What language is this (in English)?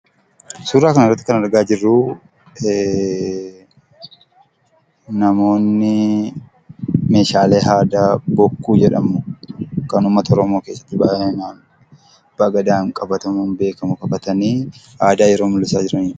Oromo